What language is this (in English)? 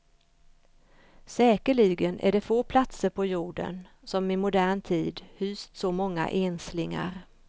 Swedish